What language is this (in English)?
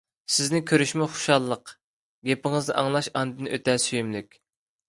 Uyghur